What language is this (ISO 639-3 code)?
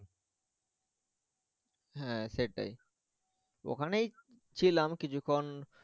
ben